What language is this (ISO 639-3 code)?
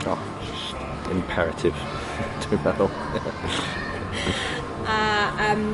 cym